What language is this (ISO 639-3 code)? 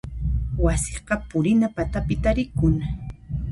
qxp